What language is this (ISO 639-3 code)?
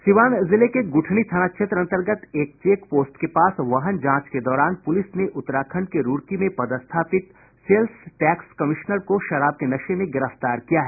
hin